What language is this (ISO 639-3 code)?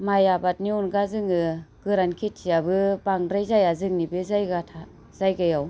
brx